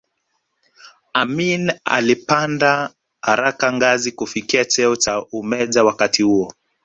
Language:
Swahili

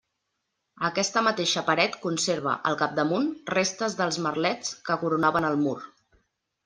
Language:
Catalan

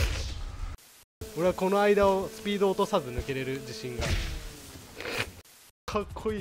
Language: Japanese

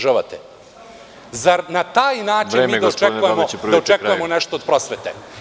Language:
Serbian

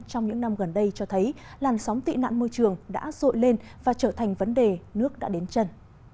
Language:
Vietnamese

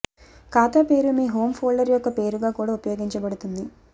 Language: Telugu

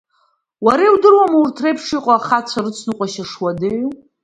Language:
Abkhazian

